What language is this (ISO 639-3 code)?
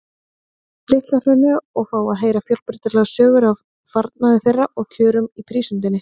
isl